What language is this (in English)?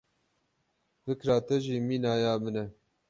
Kurdish